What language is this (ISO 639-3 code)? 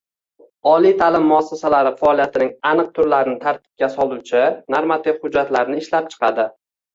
uzb